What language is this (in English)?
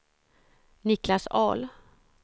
Swedish